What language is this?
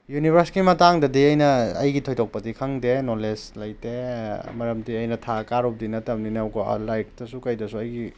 Manipuri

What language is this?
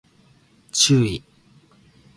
Japanese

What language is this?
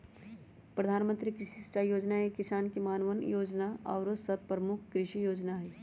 Magahi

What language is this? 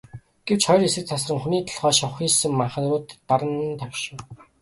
Mongolian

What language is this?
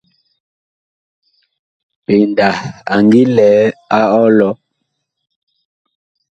Bakoko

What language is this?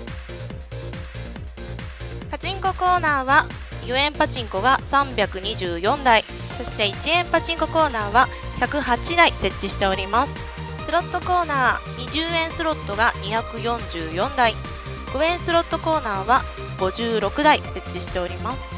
Japanese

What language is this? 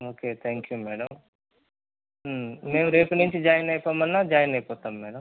Telugu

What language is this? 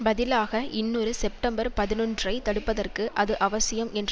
Tamil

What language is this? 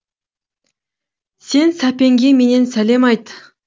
Kazakh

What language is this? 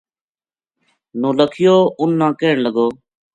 Gujari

